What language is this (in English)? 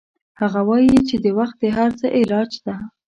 Pashto